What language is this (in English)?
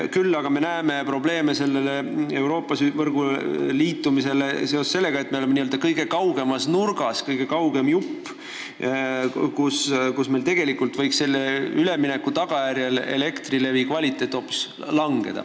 Estonian